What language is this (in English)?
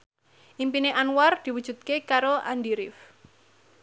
Javanese